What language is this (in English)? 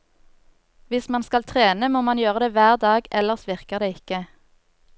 Norwegian